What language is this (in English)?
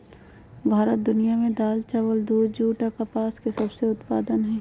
Magahi